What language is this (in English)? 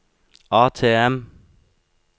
Norwegian